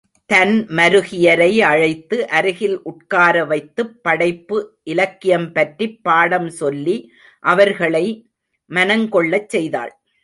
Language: Tamil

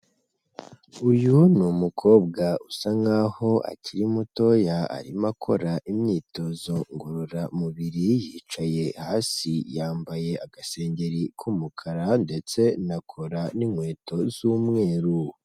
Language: Kinyarwanda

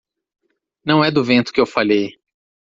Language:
Portuguese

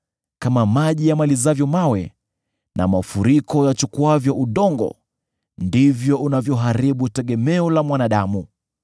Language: Swahili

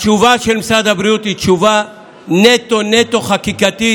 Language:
Hebrew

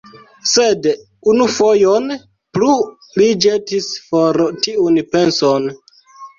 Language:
Esperanto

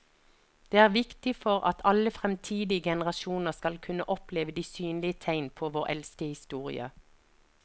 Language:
Norwegian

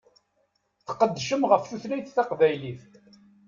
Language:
Kabyle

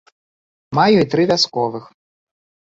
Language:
Belarusian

